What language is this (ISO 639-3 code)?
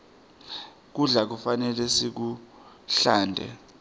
ssw